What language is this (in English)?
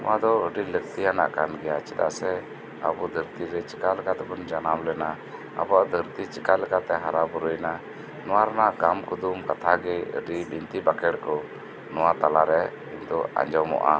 Santali